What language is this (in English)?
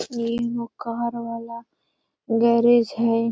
Magahi